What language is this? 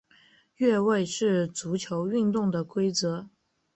Chinese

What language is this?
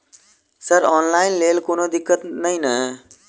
Maithili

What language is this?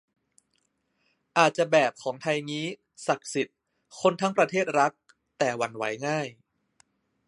Thai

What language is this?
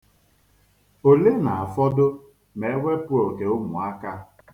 Igbo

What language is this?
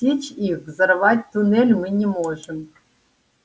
Russian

